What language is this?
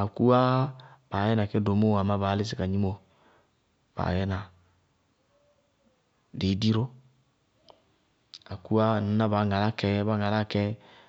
Bago-Kusuntu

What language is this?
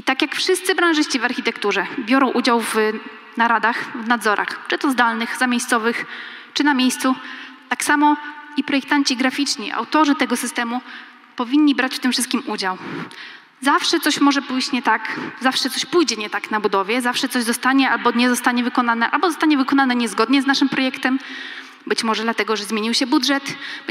Polish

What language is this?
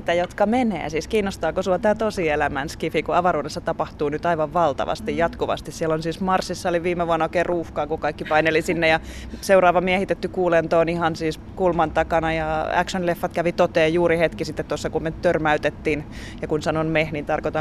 Finnish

